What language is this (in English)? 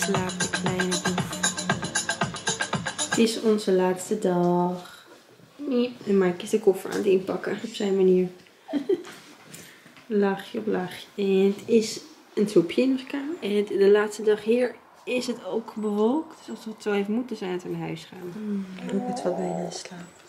Dutch